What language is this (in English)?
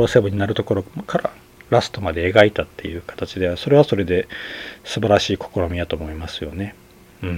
Japanese